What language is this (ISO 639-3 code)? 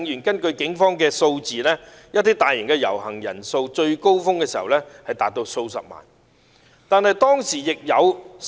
yue